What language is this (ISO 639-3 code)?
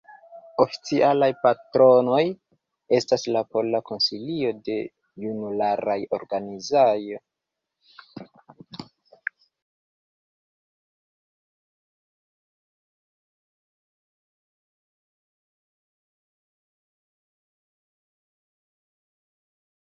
epo